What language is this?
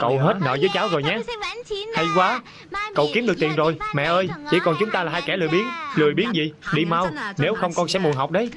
Vietnamese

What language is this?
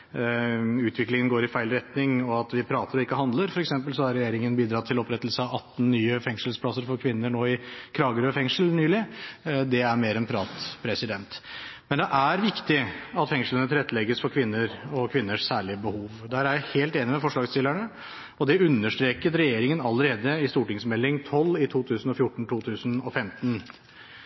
Norwegian Bokmål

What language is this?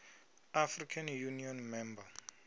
Venda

